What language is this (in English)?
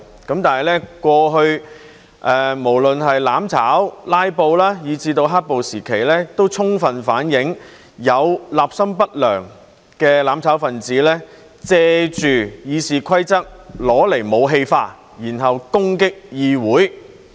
Cantonese